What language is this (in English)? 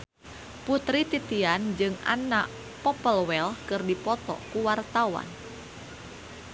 Sundanese